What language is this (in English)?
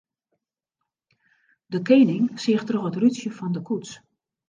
Western Frisian